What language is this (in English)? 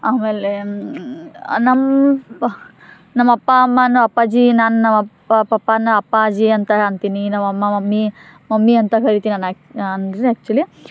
Kannada